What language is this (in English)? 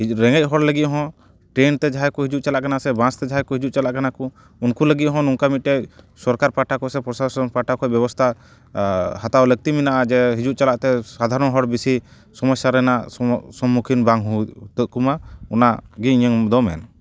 Santali